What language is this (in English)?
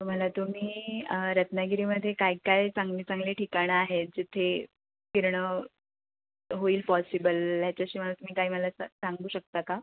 Marathi